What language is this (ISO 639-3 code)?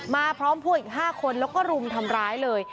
tha